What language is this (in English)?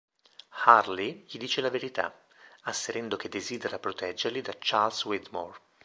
Italian